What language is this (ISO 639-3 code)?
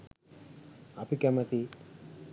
sin